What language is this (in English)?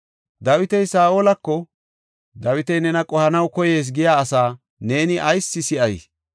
Gofa